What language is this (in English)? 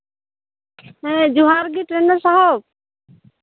Santali